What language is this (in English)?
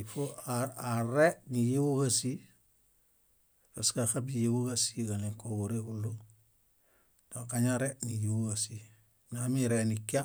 Bayot